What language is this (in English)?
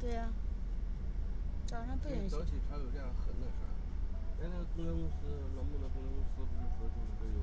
Chinese